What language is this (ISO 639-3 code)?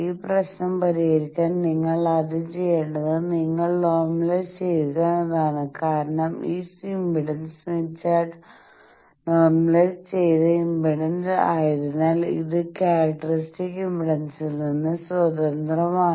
mal